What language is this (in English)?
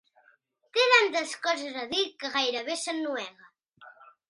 Catalan